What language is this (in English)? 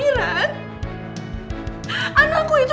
Indonesian